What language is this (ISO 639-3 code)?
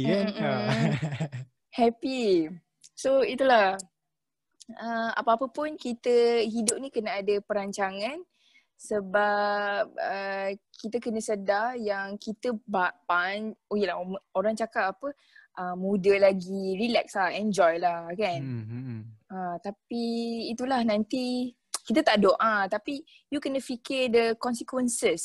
msa